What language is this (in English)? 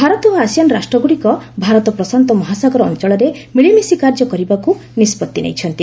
Odia